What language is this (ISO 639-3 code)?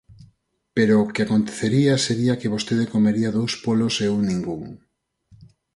glg